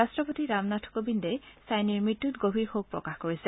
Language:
Assamese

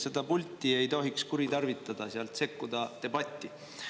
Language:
Estonian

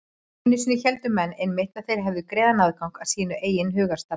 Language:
Icelandic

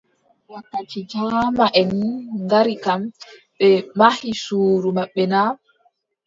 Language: Adamawa Fulfulde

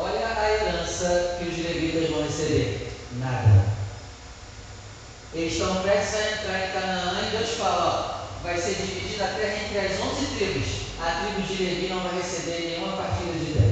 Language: Portuguese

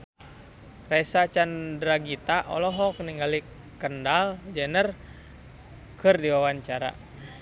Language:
Sundanese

